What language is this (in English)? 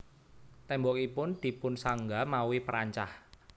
Javanese